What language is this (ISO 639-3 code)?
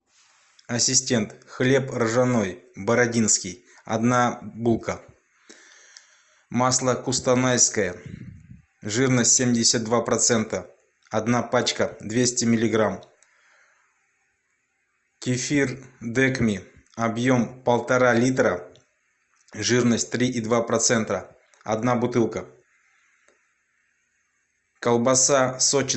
rus